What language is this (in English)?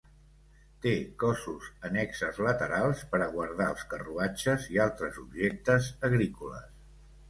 Catalan